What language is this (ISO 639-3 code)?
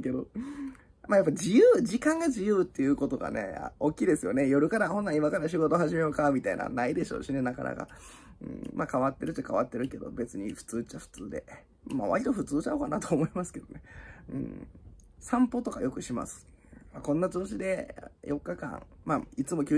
jpn